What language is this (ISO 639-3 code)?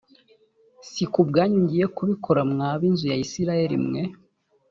kin